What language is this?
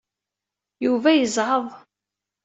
Kabyle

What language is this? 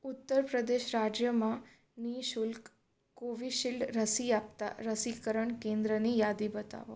Gujarati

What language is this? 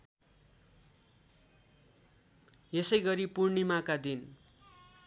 Nepali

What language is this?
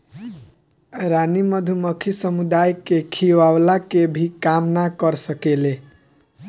Bhojpuri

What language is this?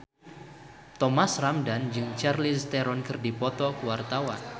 Sundanese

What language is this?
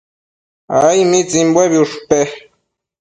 Matsés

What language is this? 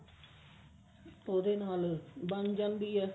Punjabi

